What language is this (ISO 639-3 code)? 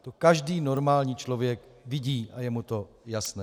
ces